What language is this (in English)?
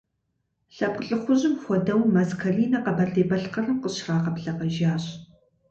Kabardian